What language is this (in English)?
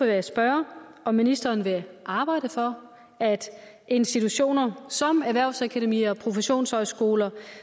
Danish